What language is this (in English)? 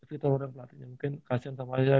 Indonesian